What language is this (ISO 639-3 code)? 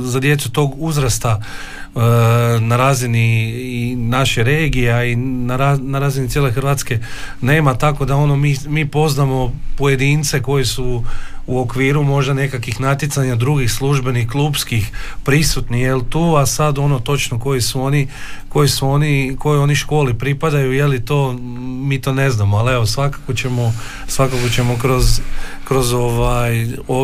hrv